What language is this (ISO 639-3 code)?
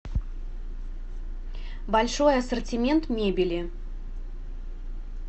rus